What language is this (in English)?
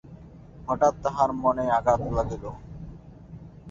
Bangla